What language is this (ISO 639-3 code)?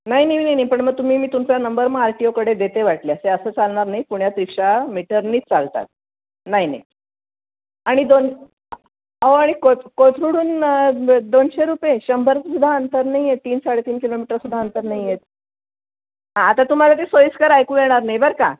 mar